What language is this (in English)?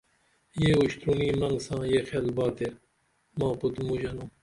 Dameli